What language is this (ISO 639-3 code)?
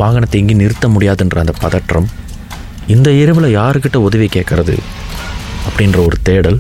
tam